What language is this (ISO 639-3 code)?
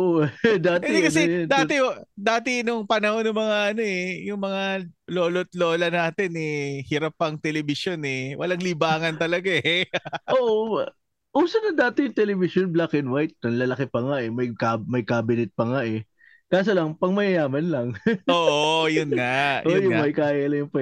fil